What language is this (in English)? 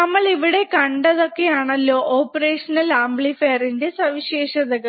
Malayalam